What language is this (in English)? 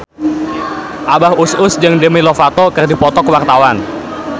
Sundanese